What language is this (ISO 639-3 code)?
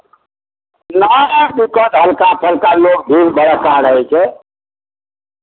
mai